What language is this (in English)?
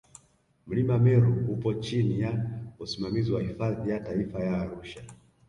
Swahili